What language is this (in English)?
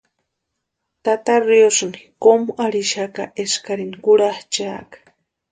Western Highland Purepecha